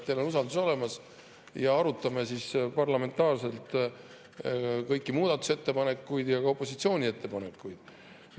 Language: Estonian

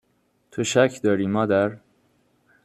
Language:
Persian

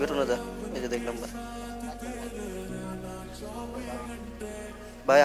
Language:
Bangla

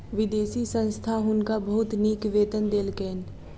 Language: Maithili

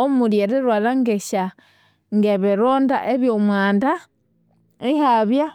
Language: Konzo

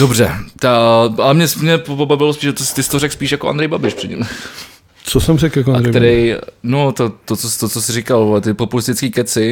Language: Czech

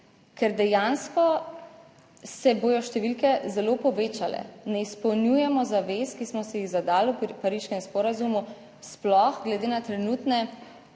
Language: Slovenian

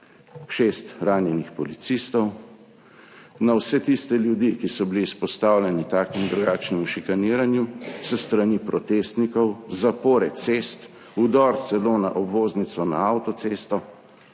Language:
Slovenian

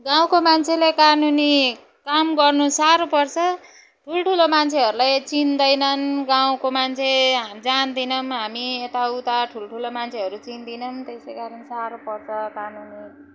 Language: Nepali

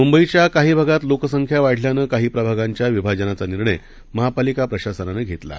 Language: Marathi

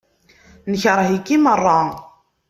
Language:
Kabyle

